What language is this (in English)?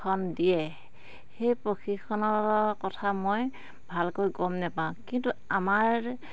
Assamese